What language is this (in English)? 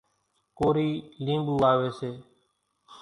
Kachi Koli